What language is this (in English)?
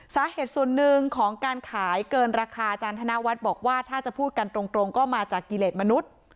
Thai